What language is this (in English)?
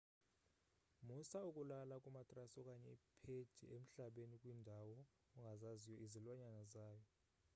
Xhosa